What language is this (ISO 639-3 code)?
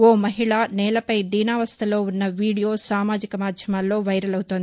tel